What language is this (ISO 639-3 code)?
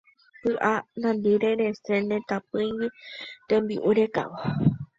grn